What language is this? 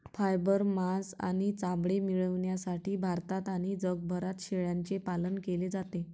Marathi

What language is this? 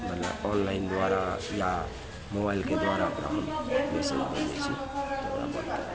Maithili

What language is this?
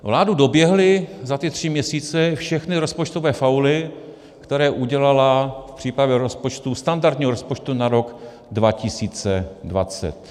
Czech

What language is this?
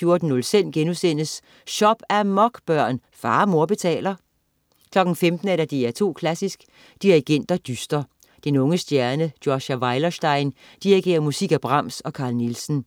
Danish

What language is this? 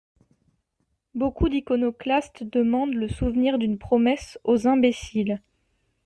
French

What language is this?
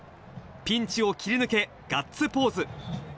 Japanese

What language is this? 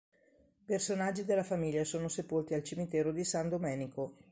Italian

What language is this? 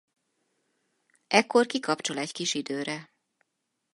Hungarian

